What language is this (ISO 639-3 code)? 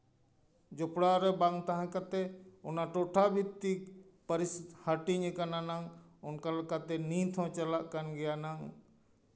sat